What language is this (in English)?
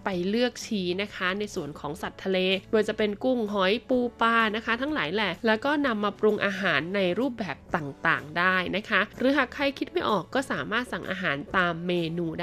Thai